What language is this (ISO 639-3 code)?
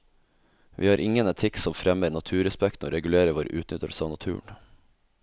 nor